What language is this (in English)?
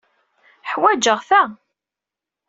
Kabyle